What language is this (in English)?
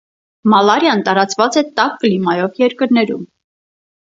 Armenian